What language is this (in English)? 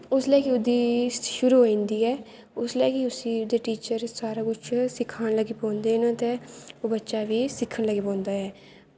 Dogri